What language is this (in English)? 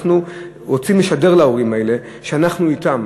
Hebrew